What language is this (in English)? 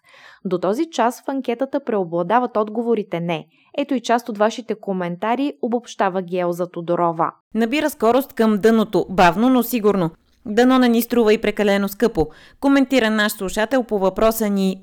Bulgarian